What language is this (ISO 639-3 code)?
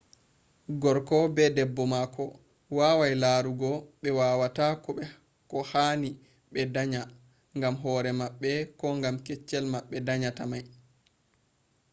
ful